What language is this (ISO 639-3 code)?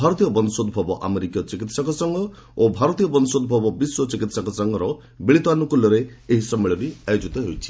ori